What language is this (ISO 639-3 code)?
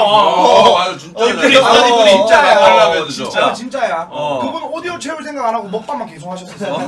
kor